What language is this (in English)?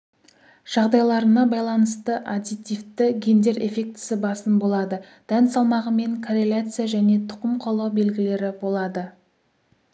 Kazakh